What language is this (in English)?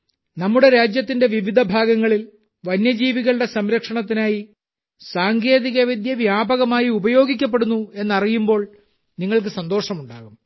Malayalam